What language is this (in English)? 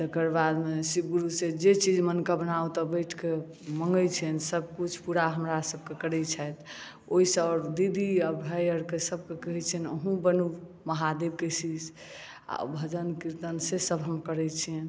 Maithili